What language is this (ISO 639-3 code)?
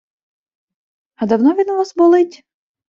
ukr